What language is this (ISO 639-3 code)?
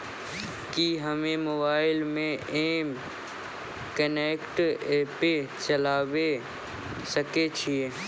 mai